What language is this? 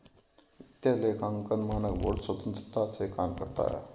Hindi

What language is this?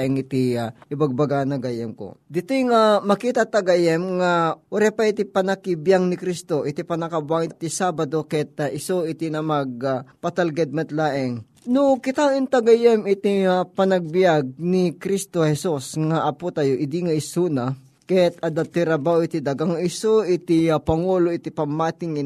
Filipino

